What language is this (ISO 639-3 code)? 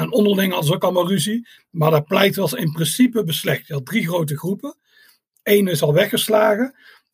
nld